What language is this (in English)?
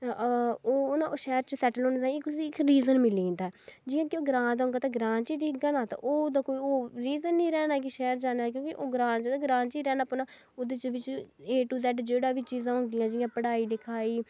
Dogri